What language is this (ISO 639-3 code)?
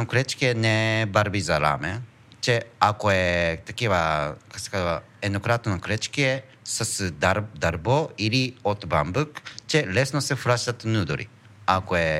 bul